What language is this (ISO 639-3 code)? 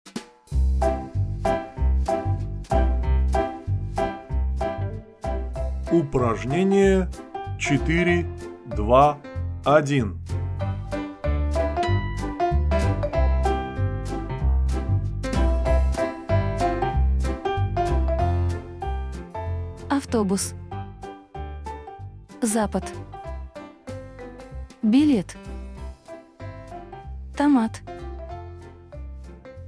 rus